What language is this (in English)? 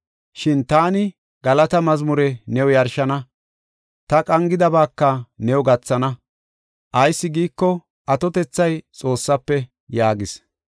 Gofa